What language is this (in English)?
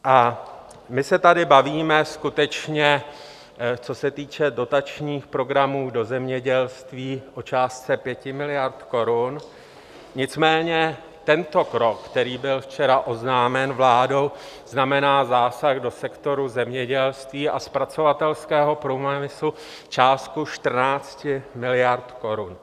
Czech